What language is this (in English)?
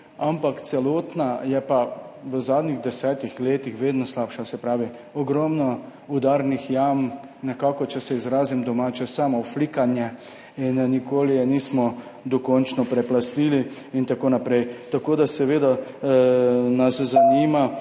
Slovenian